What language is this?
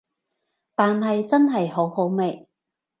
Cantonese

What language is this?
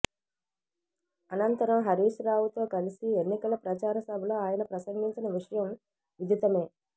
Telugu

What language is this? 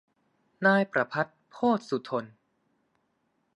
Thai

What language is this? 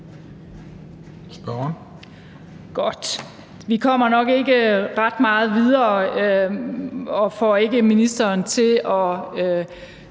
Danish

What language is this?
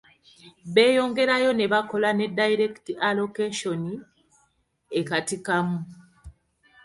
Ganda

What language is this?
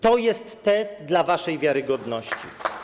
Polish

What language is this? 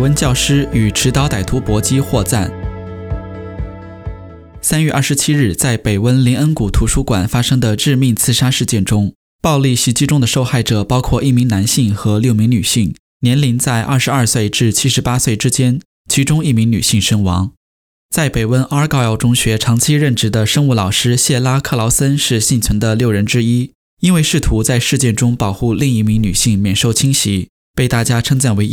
Chinese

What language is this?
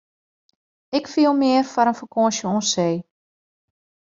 Western Frisian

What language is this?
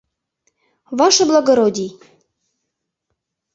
Mari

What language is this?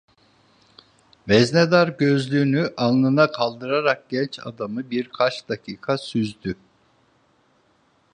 Turkish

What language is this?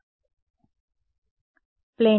Telugu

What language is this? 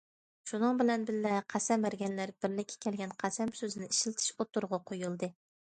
Uyghur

